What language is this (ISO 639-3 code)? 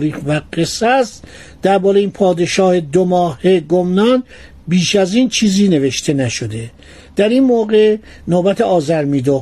fas